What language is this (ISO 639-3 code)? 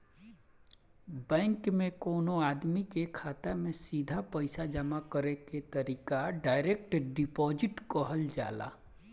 bho